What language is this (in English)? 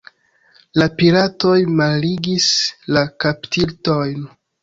Esperanto